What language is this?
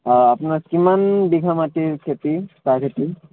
Assamese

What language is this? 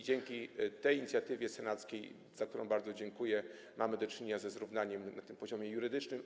Polish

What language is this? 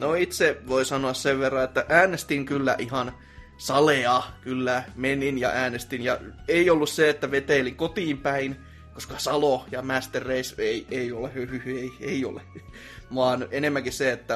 Finnish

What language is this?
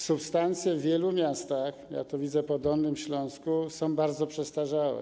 Polish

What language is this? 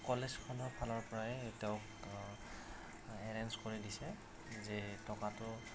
Assamese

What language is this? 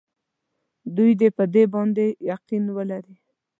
Pashto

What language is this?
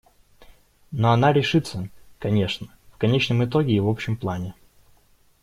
Russian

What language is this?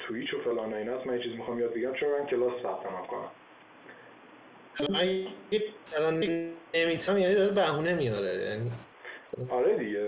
Persian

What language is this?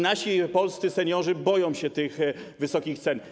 Polish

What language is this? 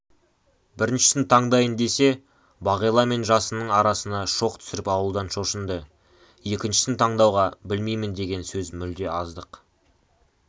Kazakh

